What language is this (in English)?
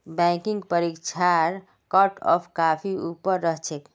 Magahi